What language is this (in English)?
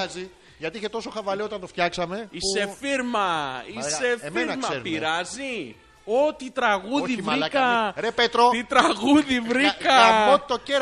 Greek